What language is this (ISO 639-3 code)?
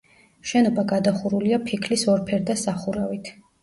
kat